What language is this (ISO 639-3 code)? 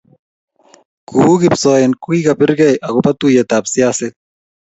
kln